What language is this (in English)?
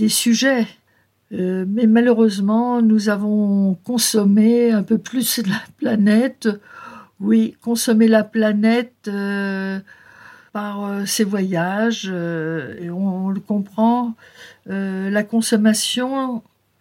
French